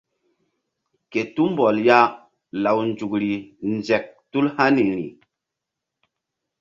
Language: Mbum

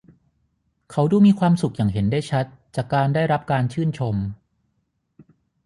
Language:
Thai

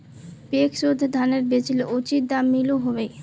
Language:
Magahi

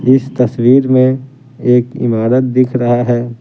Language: Hindi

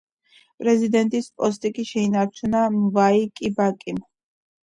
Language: Georgian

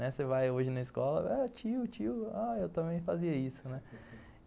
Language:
Portuguese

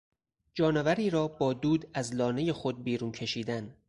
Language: Persian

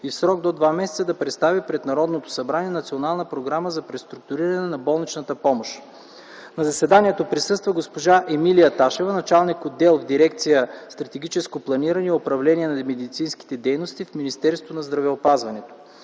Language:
Bulgarian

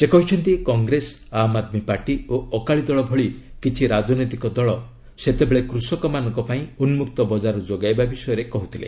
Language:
Odia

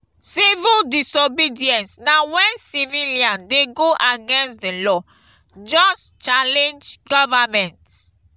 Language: Nigerian Pidgin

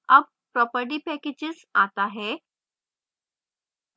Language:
Hindi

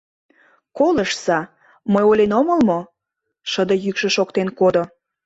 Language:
Mari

